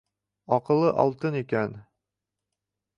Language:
Bashkir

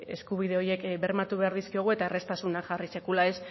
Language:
Basque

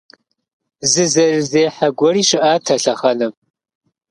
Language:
Kabardian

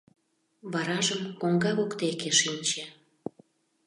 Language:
Mari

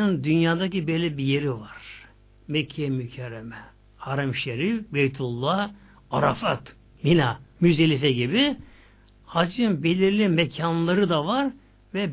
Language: Turkish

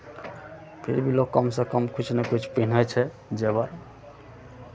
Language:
Maithili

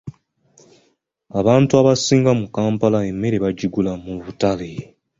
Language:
Ganda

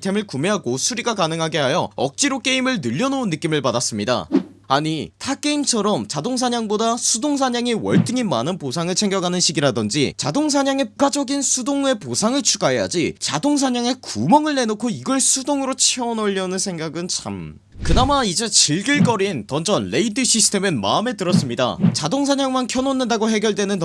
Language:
Korean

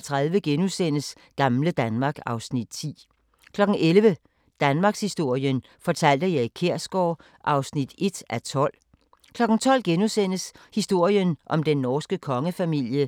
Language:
Danish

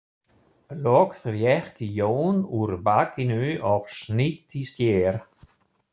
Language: Icelandic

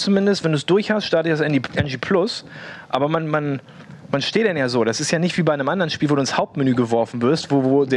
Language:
German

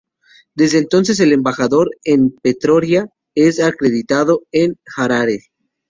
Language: Spanish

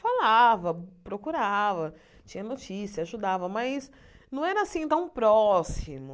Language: Portuguese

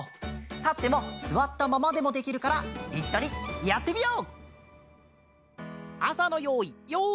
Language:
Japanese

